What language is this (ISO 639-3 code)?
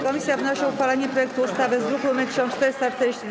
pol